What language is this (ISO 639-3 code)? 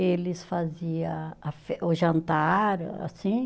por